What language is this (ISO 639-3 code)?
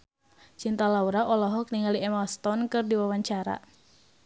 sun